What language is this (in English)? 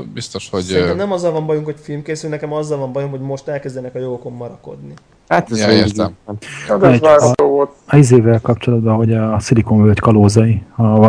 Hungarian